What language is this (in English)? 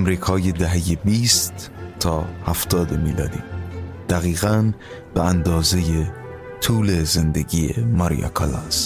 Persian